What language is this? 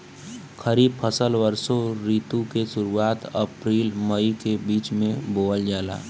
Bhojpuri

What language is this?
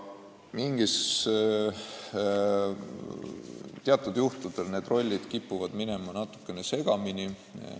Estonian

